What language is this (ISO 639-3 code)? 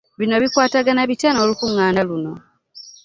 lug